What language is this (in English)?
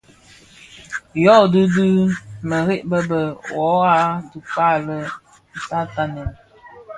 Bafia